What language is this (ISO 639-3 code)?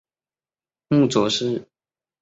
zho